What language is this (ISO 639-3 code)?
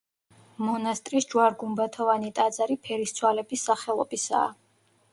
kat